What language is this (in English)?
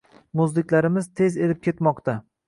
Uzbek